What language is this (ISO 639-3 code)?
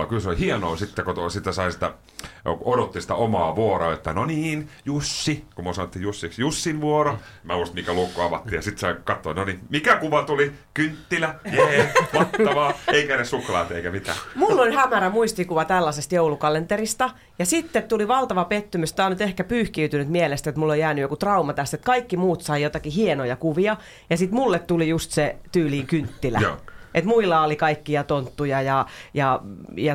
fin